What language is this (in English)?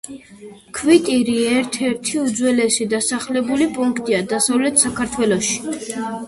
Georgian